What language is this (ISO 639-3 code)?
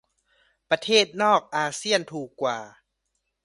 tha